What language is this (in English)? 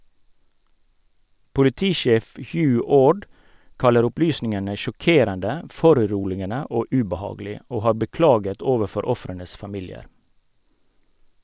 Norwegian